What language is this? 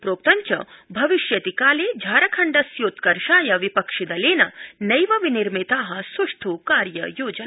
Sanskrit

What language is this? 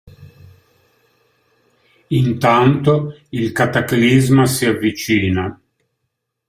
Italian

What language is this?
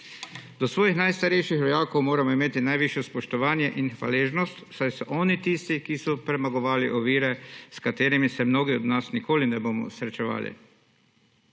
Slovenian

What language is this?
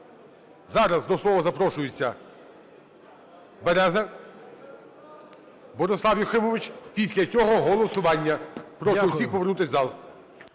Ukrainian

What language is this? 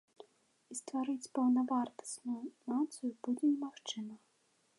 Belarusian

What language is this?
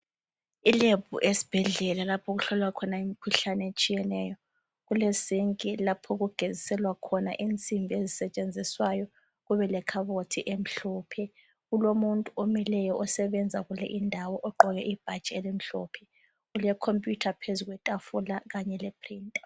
North Ndebele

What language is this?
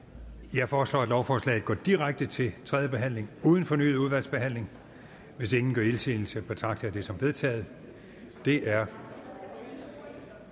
Danish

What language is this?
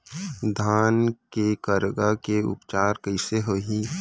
Chhattisgarhi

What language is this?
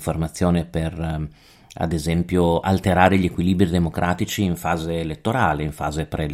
Italian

